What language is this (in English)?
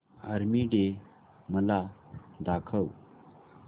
Marathi